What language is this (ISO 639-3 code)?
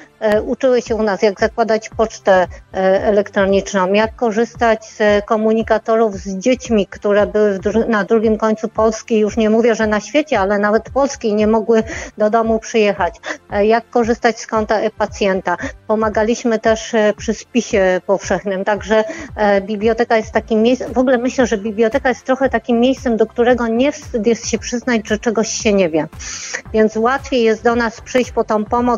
pol